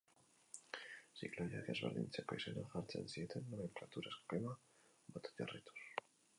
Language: Basque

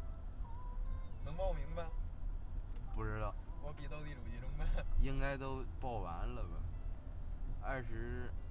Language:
Chinese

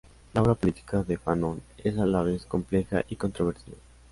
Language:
Spanish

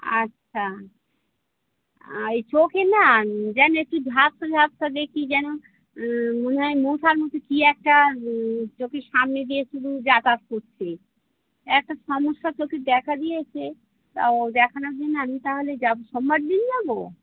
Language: Bangla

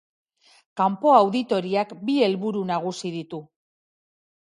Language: Basque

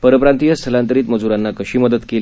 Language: Marathi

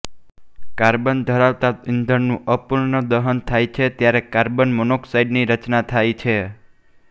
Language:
Gujarati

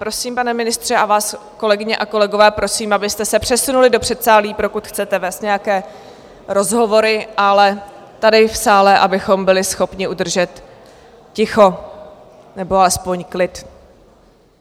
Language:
Czech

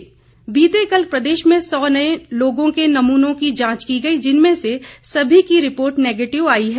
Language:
Hindi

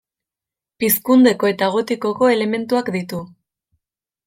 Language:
Basque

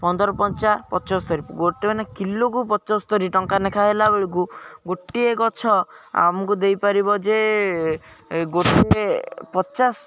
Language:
Odia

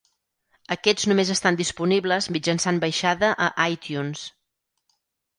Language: Catalan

